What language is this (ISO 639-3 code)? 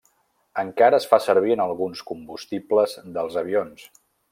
cat